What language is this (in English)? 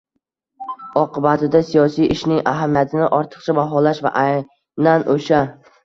Uzbek